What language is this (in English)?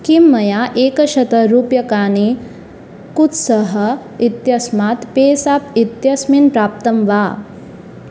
Sanskrit